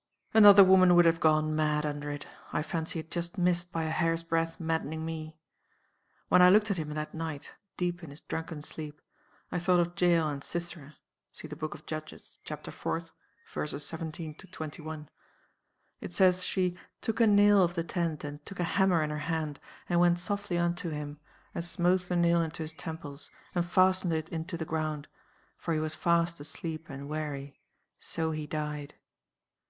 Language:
English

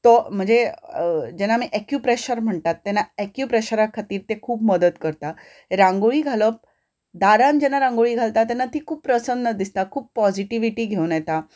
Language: Konkani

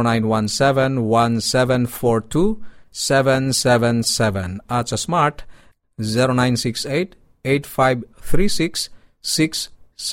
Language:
Filipino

